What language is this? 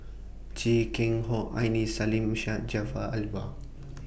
English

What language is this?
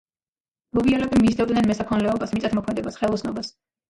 Georgian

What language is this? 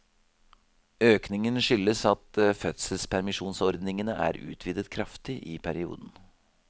Norwegian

